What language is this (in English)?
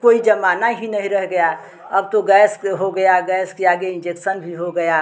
Hindi